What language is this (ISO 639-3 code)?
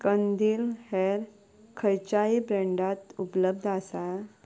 kok